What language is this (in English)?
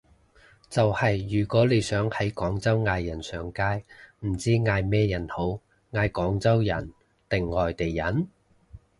Cantonese